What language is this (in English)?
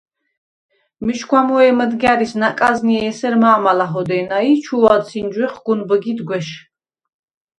Svan